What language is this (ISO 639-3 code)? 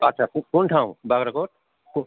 nep